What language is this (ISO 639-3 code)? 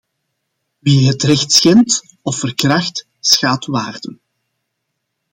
nld